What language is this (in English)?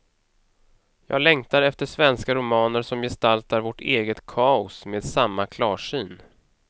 Swedish